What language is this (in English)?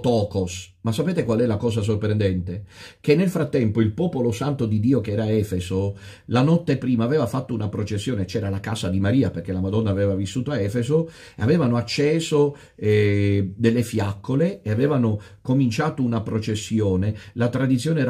Italian